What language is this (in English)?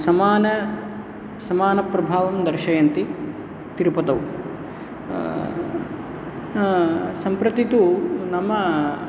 Sanskrit